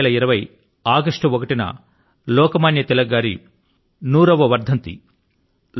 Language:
Telugu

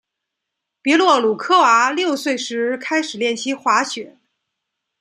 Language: Chinese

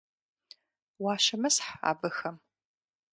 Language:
Kabardian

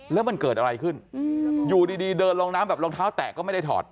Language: Thai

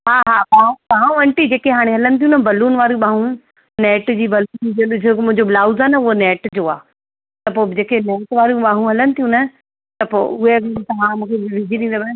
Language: Sindhi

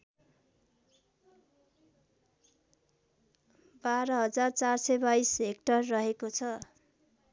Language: Nepali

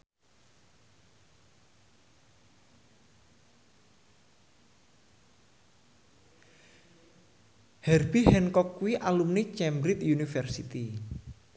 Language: Javanese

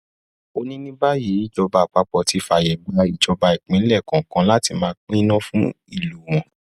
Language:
Yoruba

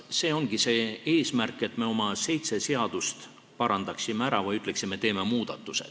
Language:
Estonian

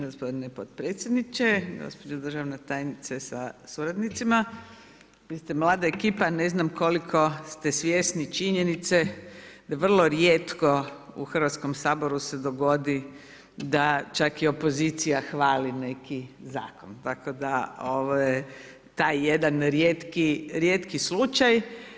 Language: Croatian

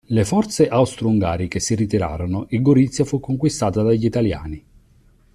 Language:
Italian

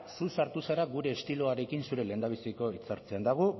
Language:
Basque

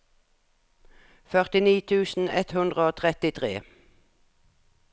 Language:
Norwegian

